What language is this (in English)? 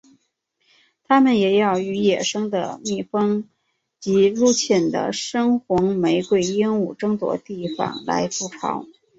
Chinese